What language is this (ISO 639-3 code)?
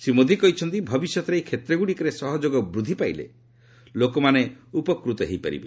ori